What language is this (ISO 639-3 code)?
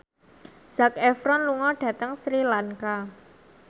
jav